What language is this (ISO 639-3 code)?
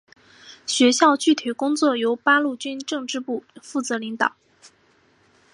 zho